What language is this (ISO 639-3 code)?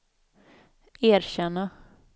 swe